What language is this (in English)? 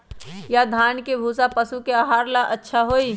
Magahi